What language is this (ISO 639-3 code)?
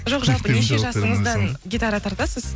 kaz